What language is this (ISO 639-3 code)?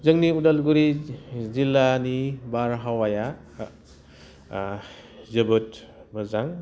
brx